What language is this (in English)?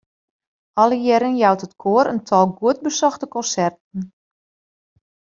Western Frisian